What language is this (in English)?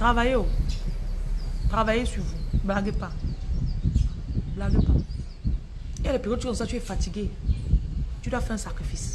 French